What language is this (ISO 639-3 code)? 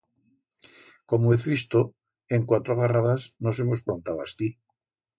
arg